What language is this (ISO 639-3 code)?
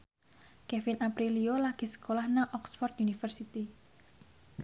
jav